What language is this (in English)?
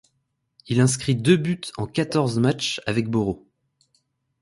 French